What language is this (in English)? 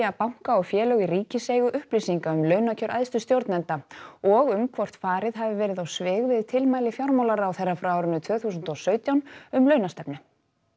Icelandic